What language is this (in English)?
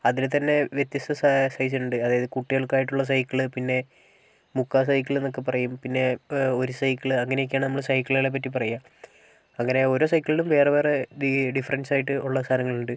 Malayalam